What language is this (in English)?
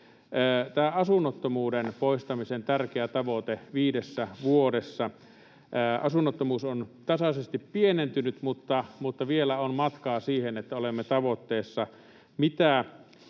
Finnish